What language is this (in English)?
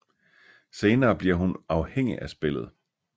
Danish